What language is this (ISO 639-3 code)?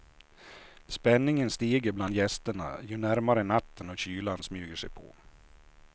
swe